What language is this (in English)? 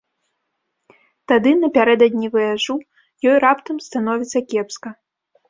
Belarusian